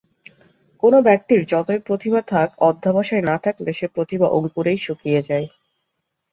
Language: Bangla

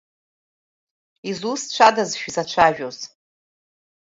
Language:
Abkhazian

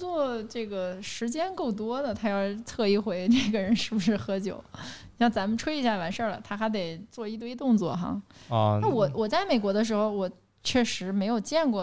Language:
Chinese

